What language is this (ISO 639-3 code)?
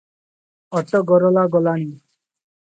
ori